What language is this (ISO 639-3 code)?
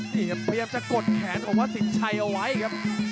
tha